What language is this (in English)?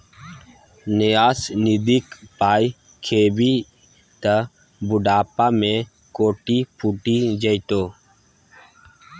Maithili